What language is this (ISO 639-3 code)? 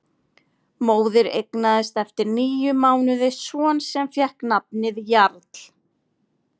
isl